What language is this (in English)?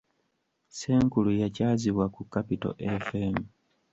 Ganda